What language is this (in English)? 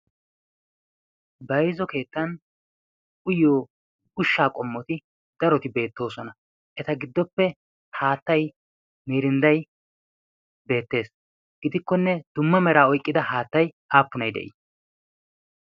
Wolaytta